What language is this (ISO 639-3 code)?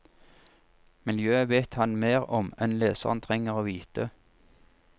nor